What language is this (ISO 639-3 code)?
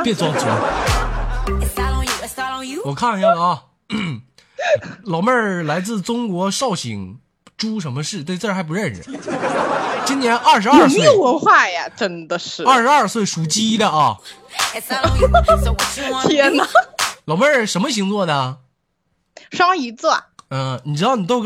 zho